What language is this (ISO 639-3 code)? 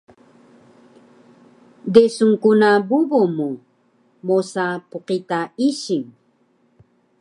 trv